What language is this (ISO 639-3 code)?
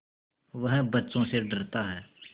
hin